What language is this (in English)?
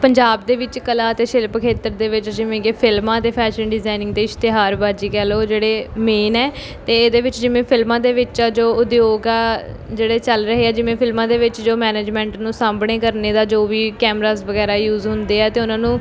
Punjabi